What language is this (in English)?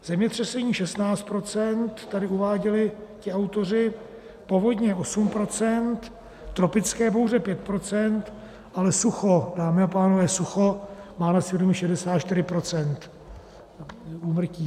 Czech